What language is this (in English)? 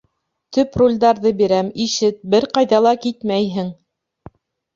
Bashkir